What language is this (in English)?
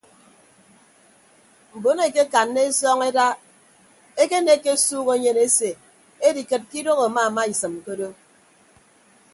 Ibibio